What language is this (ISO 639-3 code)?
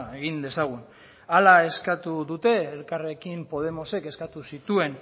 eus